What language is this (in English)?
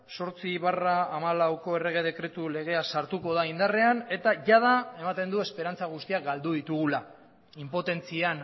Basque